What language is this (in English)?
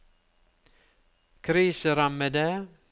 Norwegian